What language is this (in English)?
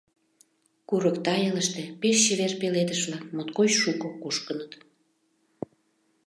Mari